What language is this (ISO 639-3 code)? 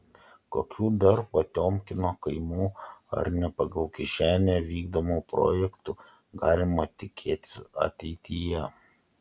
lit